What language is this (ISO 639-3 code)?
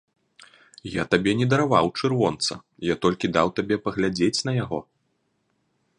bel